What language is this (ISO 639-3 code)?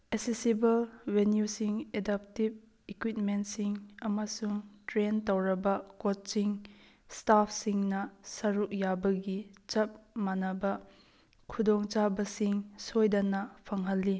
mni